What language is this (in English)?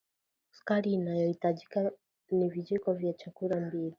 Swahili